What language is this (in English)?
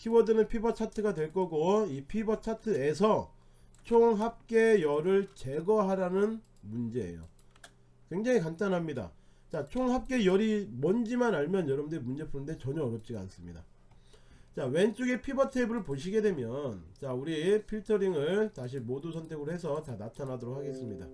Korean